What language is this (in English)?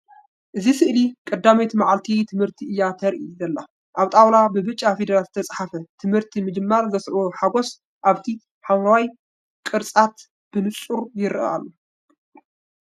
Tigrinya